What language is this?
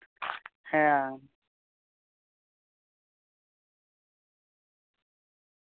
Santali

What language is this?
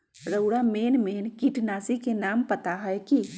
Magahi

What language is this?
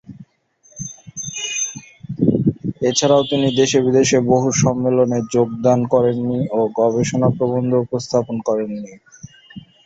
Bangla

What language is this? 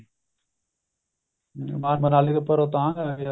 Punjabi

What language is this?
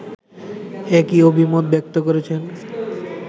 Bangla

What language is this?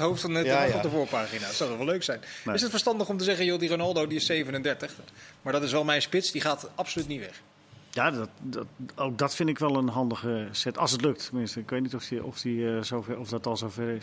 Dutch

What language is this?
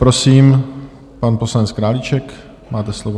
Czech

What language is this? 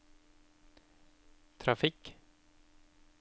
Norwegian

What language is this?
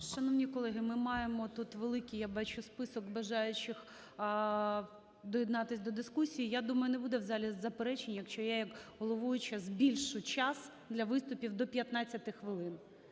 Ukrainian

